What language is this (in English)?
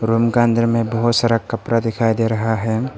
Hindi